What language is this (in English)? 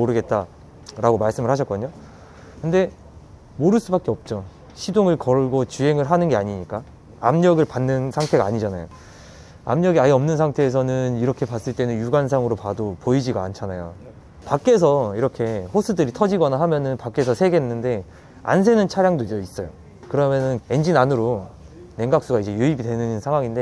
Korean